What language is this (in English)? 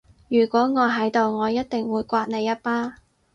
Cantonese